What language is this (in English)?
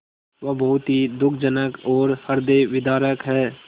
Hindi